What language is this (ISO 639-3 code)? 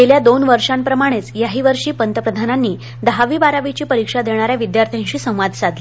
mar